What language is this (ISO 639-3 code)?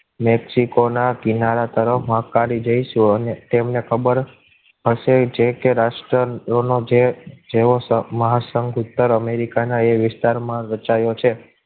guj